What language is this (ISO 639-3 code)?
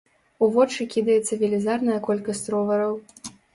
bel